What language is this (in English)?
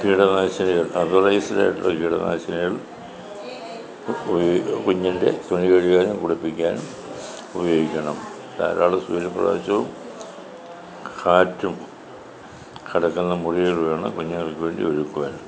Malayalam